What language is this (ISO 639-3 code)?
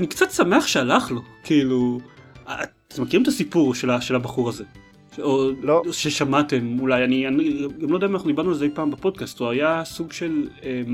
heb